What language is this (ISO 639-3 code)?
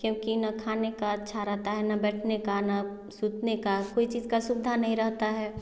hin